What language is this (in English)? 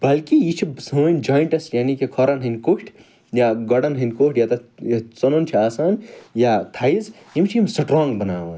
Kashmiri